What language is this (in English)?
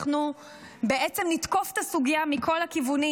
Hebrew